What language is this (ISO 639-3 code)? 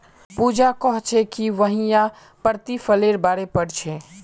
mag